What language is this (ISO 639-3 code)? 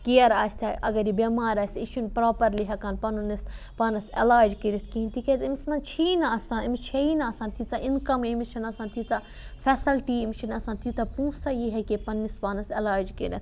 kas